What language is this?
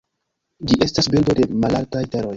Esperanto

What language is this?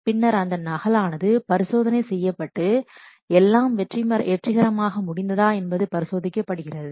Tamil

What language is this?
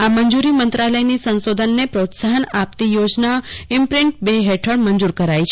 Gujarati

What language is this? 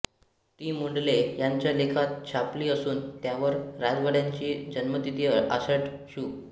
Marathi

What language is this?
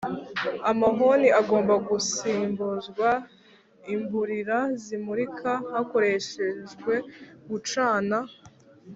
Kinyarwanda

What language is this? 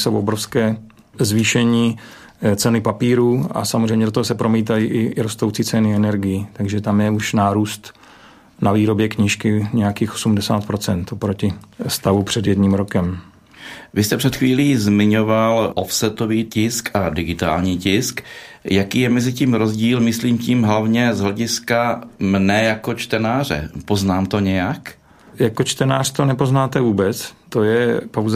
Czech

